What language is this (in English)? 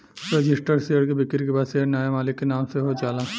Bhojpuri